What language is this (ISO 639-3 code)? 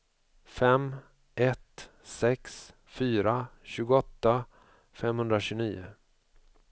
swe